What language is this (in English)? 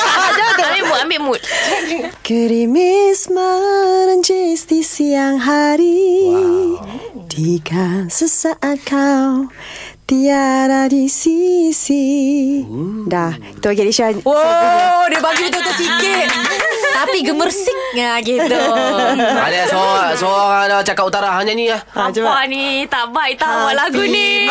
Malay